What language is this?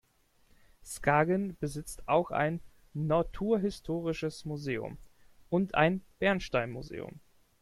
German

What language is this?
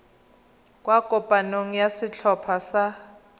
Tswana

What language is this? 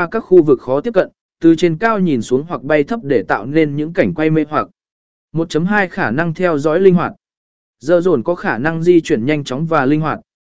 Vietnamese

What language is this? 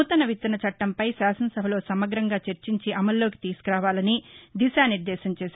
Telugu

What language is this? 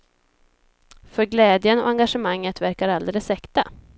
Swedish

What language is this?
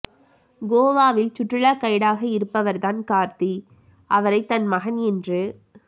Tamil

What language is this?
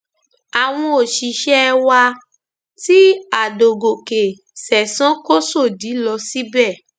Yoruba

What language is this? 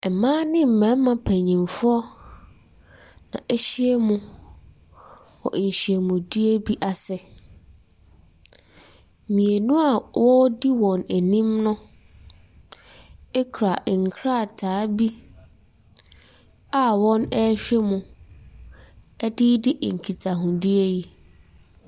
Akan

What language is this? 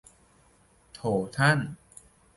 Thai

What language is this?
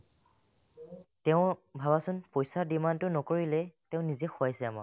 Assamese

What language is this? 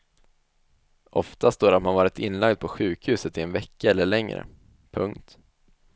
Swedish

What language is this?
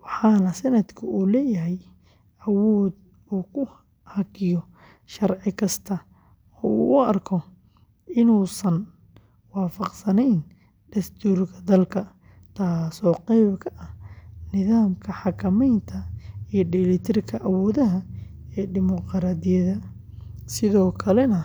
Somali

